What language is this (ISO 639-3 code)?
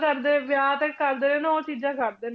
pan